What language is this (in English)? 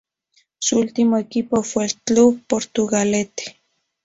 Spanish